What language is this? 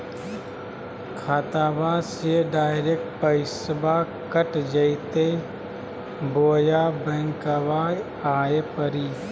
Magahi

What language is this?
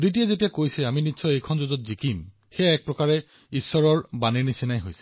Assamese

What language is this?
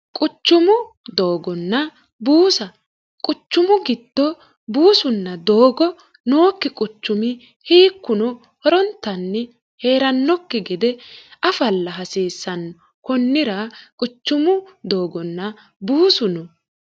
Sidamo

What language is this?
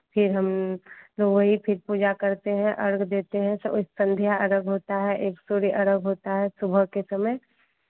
Hindi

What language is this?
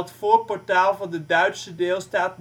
Dutch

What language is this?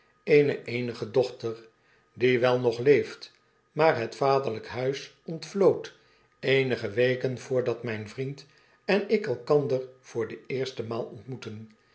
Dutch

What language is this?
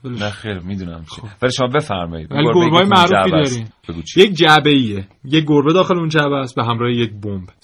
Persian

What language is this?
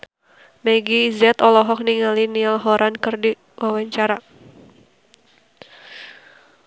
Sundanese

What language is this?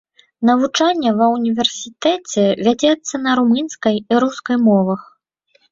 Belarusian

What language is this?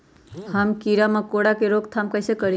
Magahi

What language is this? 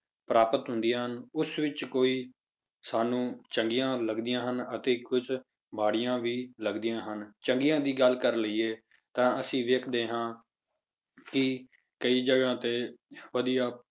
Punjabi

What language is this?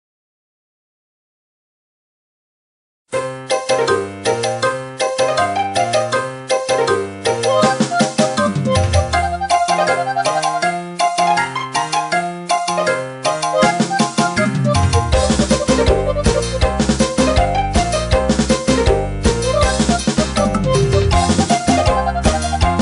Indonesian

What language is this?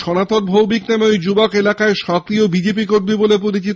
Bangla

